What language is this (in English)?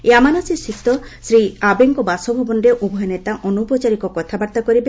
Odia